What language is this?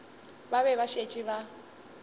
Northern Sotho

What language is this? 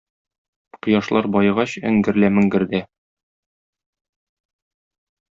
Tatar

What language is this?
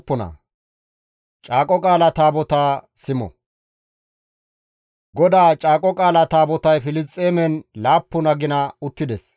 Gamo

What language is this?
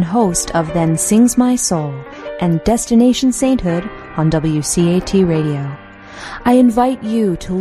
Swahili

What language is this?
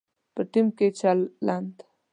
Pashto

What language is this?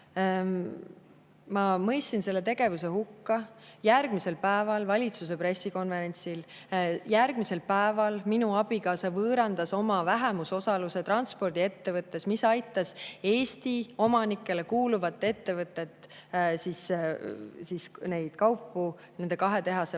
Estonian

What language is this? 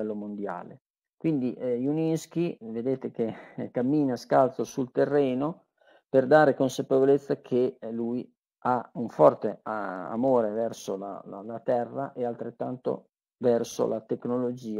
Italian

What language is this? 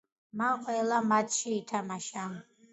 Georgian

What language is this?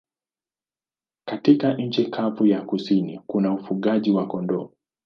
Swahili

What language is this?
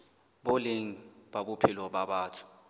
Southern Sotho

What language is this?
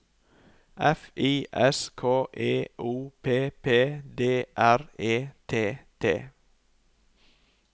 Norwegian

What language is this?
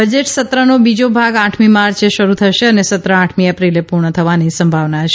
Gujarati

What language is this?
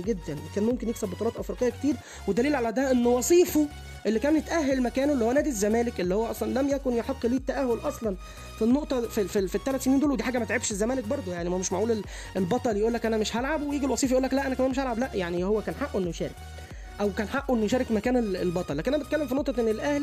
Arabic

